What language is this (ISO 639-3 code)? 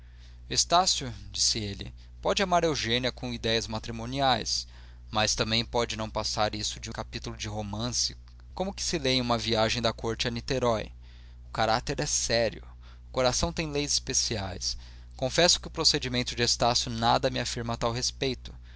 por